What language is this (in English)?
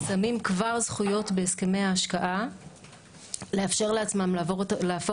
Hebrew